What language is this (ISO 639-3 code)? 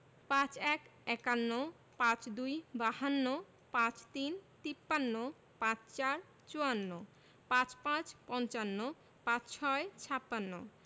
ben